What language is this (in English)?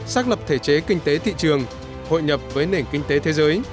Vietnamese